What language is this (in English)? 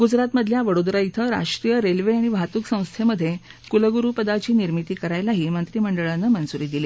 Marathi